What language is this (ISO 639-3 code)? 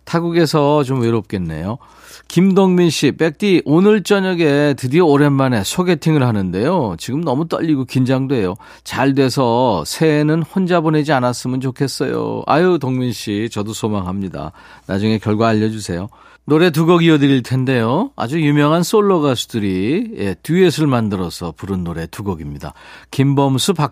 kor